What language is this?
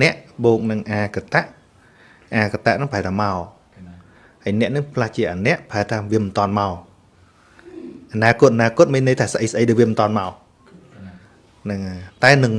Vietnamese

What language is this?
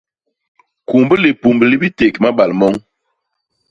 Basaa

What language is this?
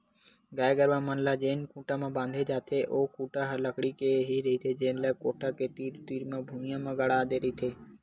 Chhattisgarhi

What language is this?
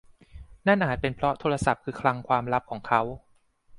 Thai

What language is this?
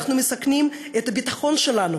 Hebrew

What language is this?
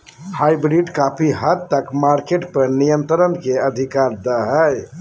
Magahi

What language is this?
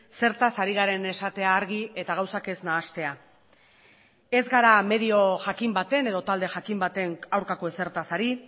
Basque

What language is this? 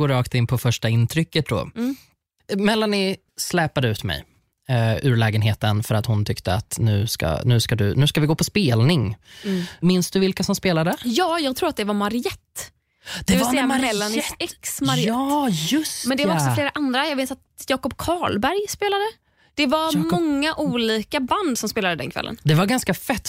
Swedish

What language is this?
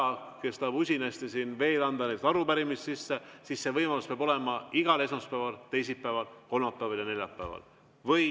Estonian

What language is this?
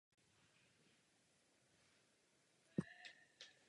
Czech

